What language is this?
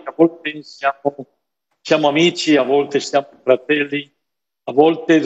Italian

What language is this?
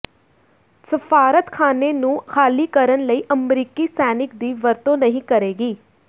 Punjabi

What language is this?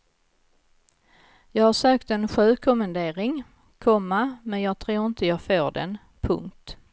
Swedish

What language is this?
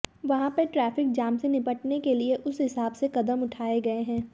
Hindi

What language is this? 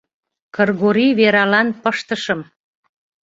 Mari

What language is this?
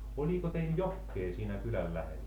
Finnish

